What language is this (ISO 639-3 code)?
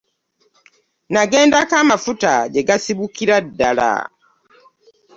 lug